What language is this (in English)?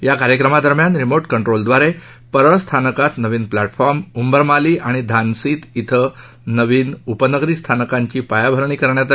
Marathi